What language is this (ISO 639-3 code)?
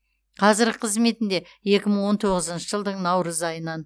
kaz